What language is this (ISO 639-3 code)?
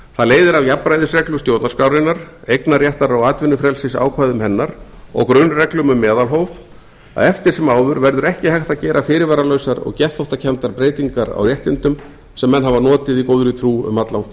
isl